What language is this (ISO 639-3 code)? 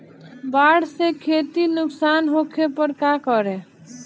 bho